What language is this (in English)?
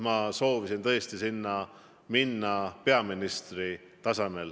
Estonian